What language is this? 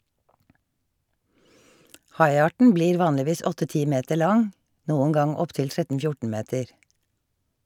Norwegian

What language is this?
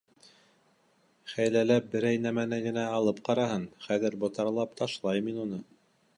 Bashkir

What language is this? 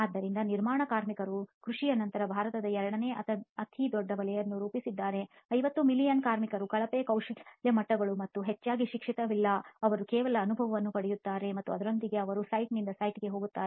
Kannada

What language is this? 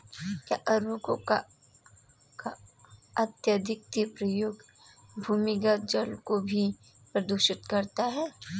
Hindi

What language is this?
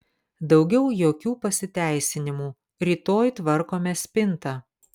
Lithuanian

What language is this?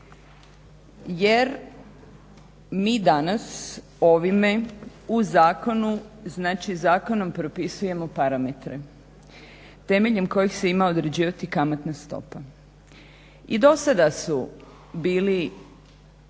Croatian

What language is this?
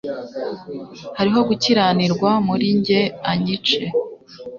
Kinyarwanda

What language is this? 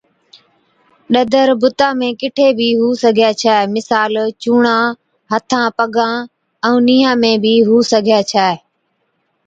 Od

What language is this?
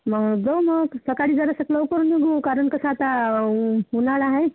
Marathi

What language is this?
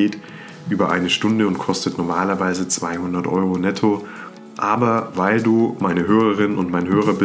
German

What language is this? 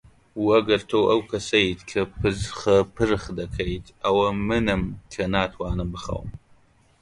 Central Kurdish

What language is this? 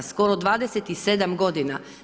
Croatian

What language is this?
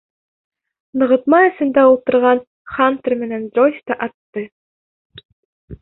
Bashkir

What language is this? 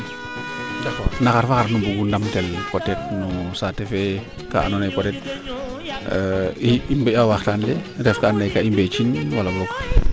Serer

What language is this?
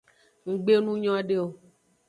Aja (Benin)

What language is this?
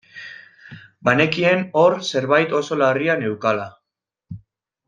Basque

